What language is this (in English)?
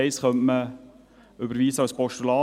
Swiss German